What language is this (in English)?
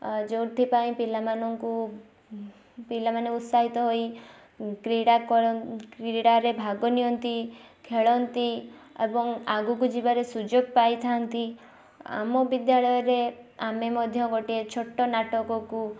Odia